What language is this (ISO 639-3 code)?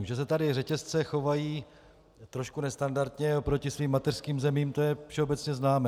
ces